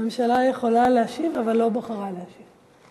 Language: Hebrew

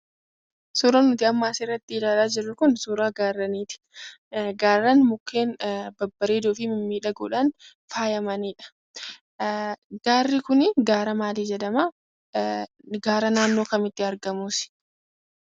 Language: Oromo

